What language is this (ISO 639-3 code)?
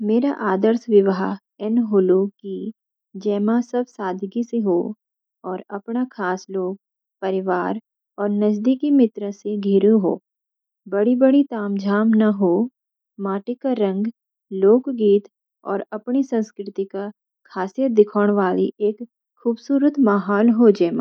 gbm